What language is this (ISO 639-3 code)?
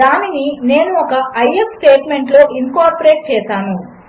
tel